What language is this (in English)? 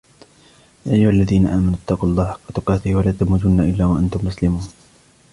Arabic